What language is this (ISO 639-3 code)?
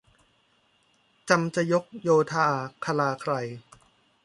tha